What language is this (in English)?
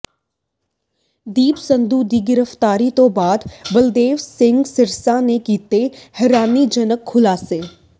Punjabi